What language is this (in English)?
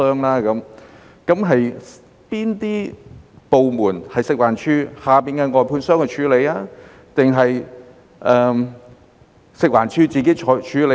Cantonese